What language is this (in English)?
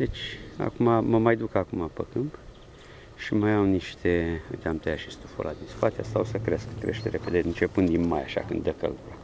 Romanian